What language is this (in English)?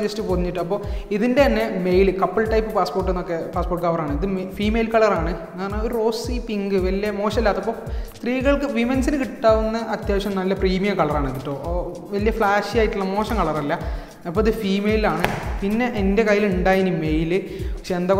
Hindi